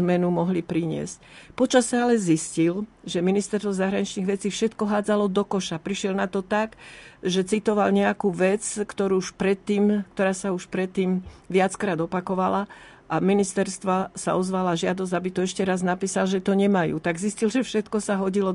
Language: Slovak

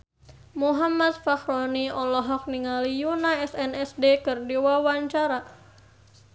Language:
Sundanese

